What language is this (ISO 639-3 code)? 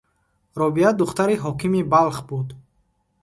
tgk